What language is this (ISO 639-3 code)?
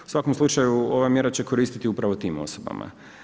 hrv